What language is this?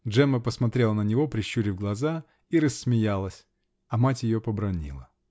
Russian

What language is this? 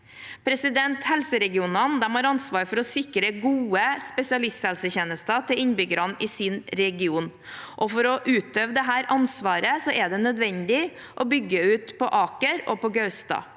Norwegian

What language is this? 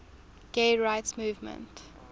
English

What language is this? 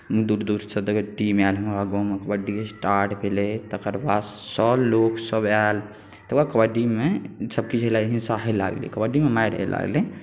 Maithili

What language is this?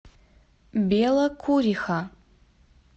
Russian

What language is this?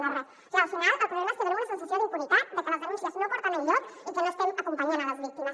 Catalan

